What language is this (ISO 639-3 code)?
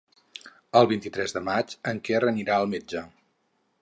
cat